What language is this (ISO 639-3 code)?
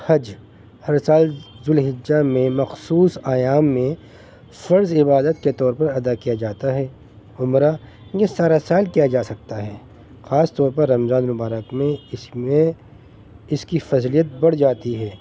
urd